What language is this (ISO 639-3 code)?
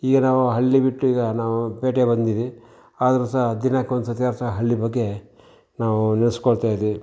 kan